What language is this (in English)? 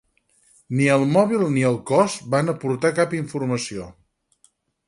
Catalan